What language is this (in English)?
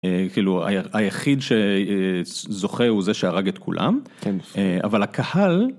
Hebrew